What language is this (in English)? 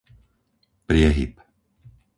Slovak